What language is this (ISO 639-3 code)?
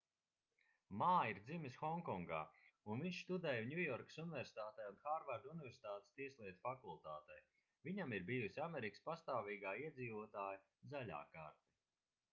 lav